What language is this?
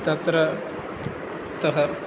Sanskrit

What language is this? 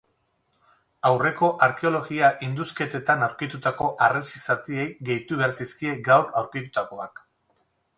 Basque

